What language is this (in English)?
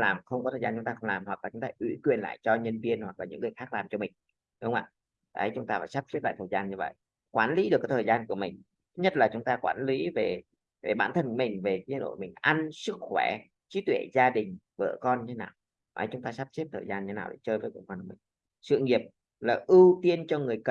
Vietnamese